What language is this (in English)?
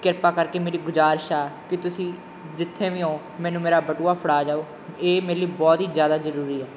Punjabi